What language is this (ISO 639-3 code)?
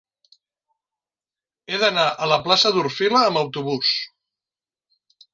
cat